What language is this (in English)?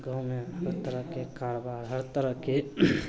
Maithili